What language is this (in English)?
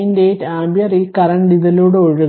Malayalam